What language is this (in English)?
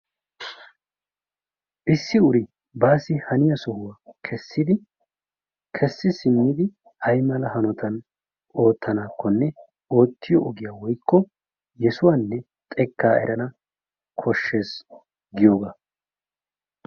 Wolaytta